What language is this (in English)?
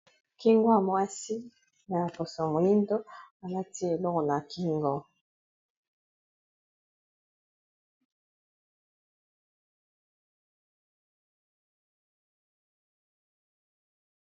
Lingala